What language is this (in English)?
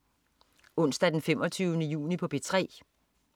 Danish